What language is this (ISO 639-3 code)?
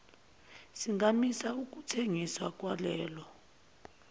zul